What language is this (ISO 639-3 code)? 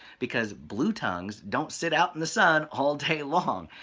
eng